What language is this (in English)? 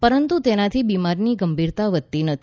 Gujarati